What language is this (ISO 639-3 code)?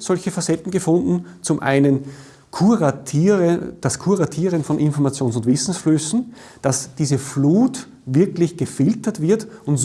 deu